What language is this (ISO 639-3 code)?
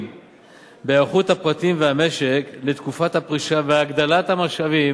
heb